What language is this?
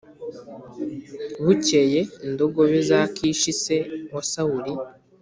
Kinyarwanda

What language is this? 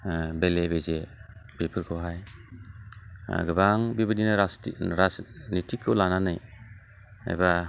Bodo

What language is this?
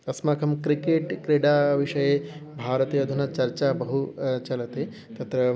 Sanskrit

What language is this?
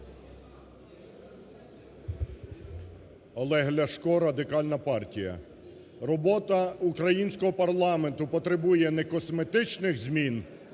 Ukrainian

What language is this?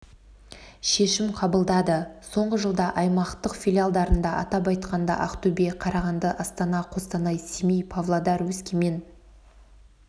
Kazakh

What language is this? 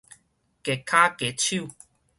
Min Nan Chinese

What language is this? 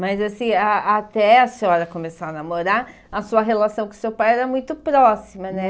Portuguese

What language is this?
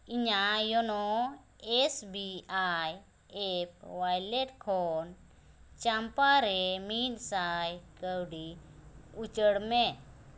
Santali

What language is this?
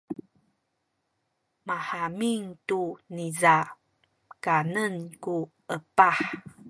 Sakizaya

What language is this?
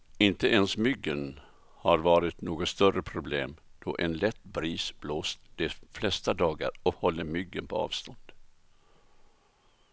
Swedish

